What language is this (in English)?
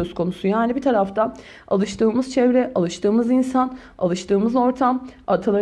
Turkish